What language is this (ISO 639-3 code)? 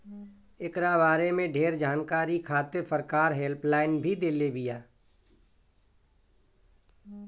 bho